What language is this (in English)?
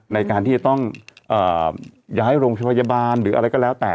Thai